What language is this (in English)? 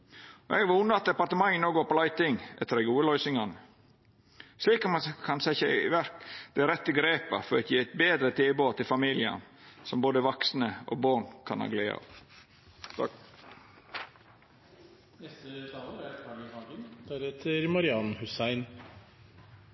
Norwegian